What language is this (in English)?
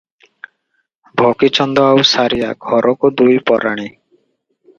Odia